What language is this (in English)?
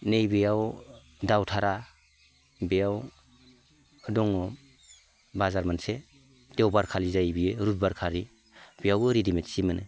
Bodo